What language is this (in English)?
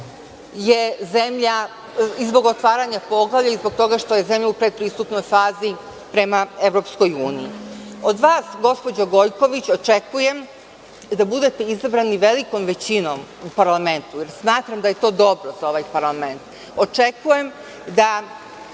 Serbian